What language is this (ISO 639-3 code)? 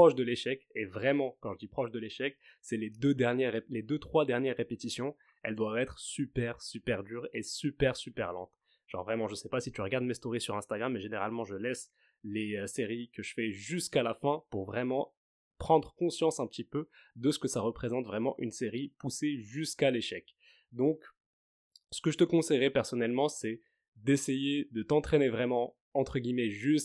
fra